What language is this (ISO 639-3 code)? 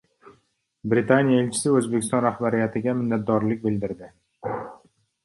uzb